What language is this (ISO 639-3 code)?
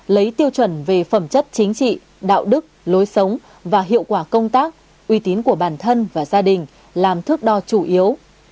vie